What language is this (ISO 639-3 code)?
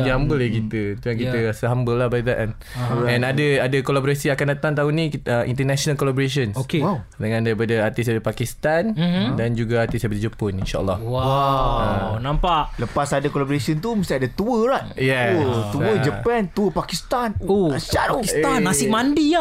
msa